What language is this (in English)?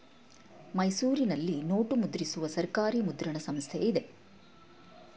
Kannada